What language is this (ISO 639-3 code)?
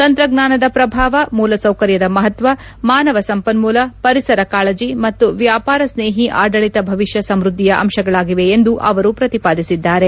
kan